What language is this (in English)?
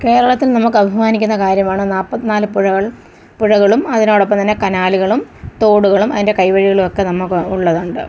Malayalam